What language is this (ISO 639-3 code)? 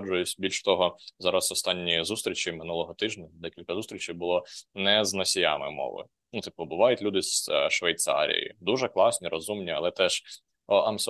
ukr